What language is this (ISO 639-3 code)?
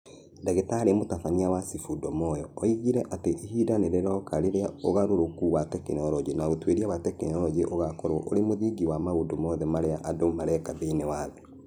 kik